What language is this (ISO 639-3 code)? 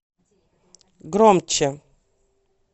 rus